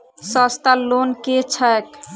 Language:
Maithili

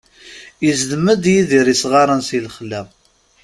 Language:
Kabyle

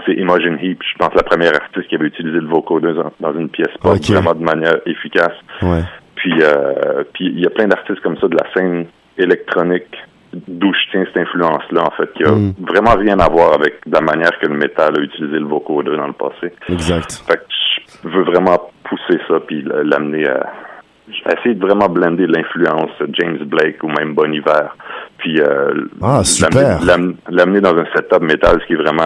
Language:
French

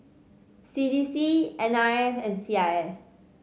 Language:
English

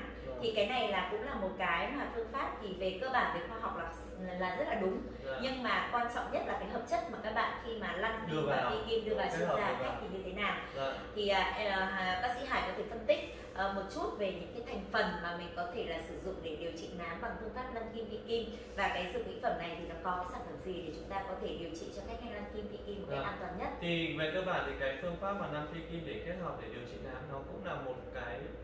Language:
Vietnamese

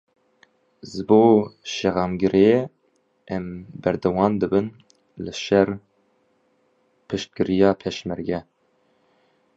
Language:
Kurdish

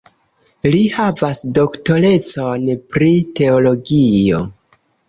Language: Esperanto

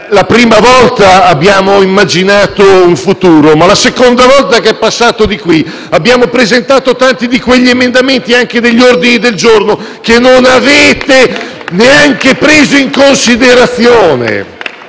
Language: Italian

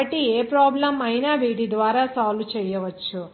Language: Telugu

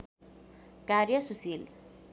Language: Nepali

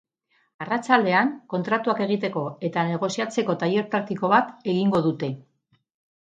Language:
Basque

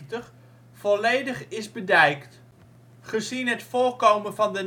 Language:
Dutch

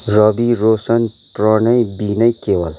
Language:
Nepali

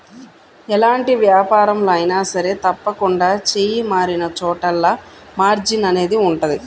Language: Telugu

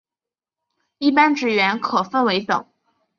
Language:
Chinese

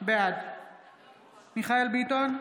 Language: Hebrew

